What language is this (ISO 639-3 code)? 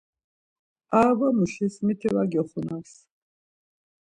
lzz